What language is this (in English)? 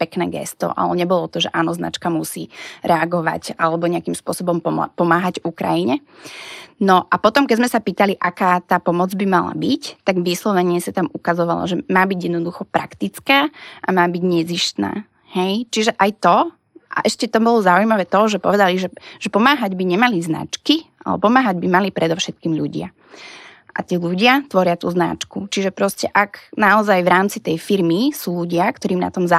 Slovak